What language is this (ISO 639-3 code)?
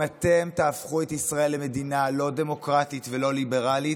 heb